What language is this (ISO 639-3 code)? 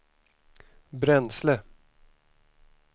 swe